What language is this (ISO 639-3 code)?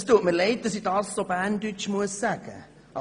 gsw